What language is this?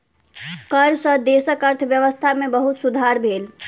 Maithili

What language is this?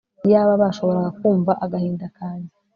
Kinyarwanda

